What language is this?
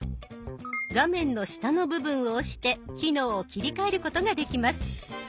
Japanese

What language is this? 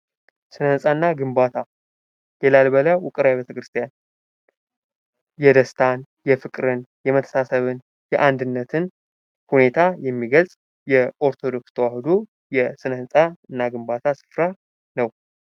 Amharic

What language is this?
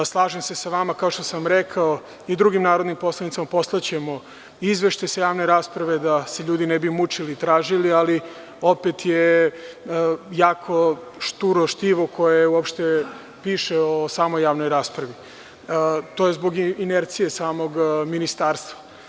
Serbian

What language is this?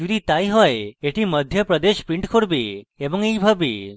Bangla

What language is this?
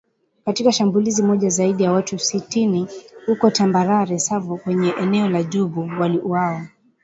Swahili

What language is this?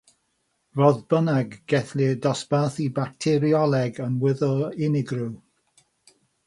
Welsh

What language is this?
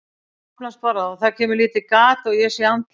Icelandic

